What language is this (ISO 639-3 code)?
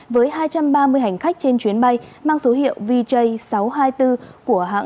vie